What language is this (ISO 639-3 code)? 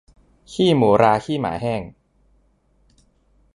tha